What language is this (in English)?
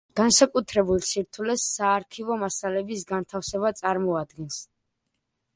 Georgian